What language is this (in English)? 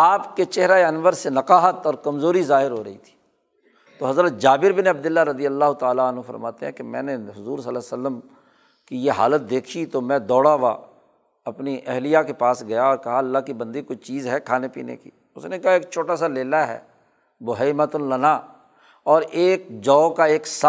Urdu